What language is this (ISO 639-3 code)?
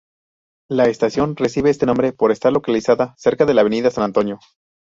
spa